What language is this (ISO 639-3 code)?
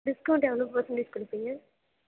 tam